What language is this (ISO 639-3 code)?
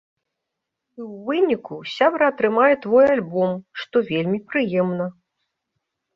bel